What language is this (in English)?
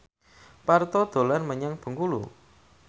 Javanese